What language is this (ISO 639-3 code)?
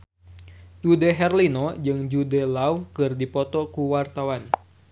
sun